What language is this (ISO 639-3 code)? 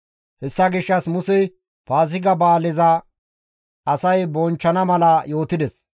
gmv